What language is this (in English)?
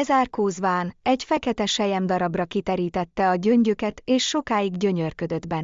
Hungarian